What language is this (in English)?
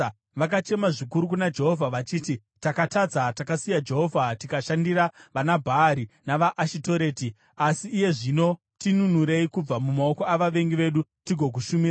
Shona